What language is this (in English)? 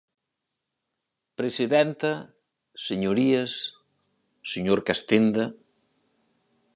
Galician